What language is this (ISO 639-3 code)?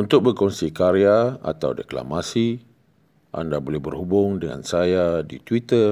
msa